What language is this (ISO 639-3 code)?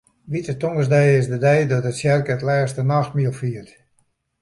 fry